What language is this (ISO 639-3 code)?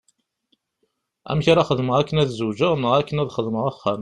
kab